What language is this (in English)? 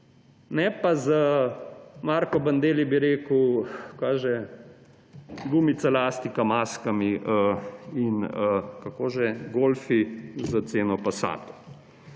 Slovenian